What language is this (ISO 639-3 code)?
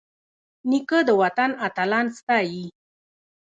pus